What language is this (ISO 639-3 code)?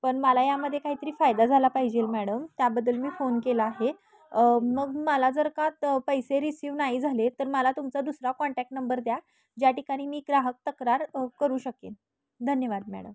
mar